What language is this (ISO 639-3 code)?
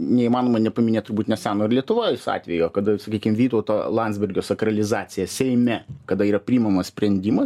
lit